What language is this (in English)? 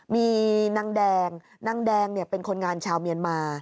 Thai